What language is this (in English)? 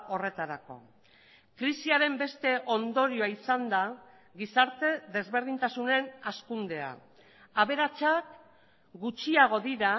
Basque